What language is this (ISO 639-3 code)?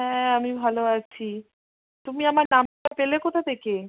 ben